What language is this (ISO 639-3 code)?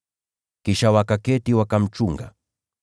swa